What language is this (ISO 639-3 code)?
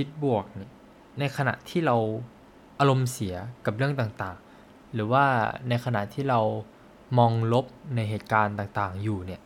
tha